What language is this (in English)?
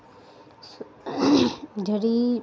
Dogri